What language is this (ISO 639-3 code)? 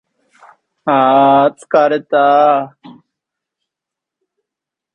jpn